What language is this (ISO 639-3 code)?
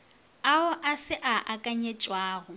nso